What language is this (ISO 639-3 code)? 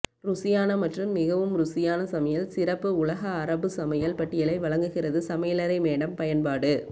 tam